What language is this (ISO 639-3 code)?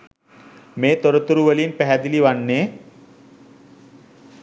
sin